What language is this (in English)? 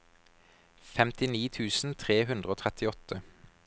Norwegian